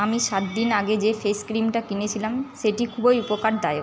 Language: Bangla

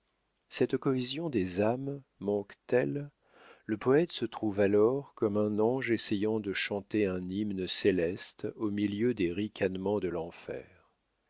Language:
French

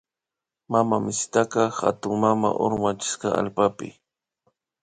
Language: Imbabura Highland Quichua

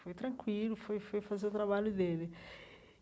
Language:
Portuguese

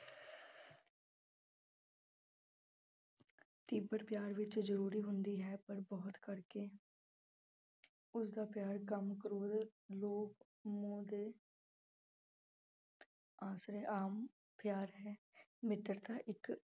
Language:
Punjabi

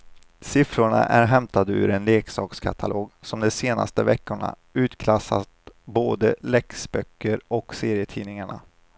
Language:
Swedish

